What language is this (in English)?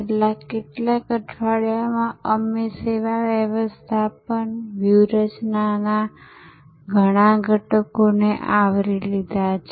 Gujarati